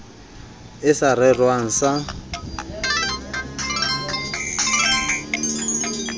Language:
Southern Sotho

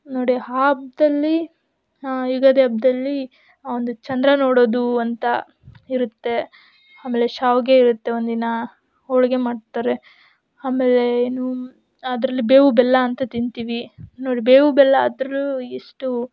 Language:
Kannada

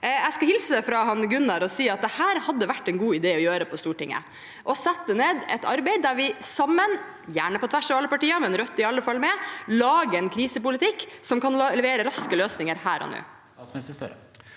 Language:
Norwegian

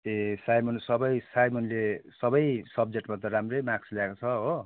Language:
Nepali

